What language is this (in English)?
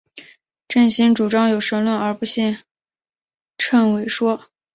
Chinese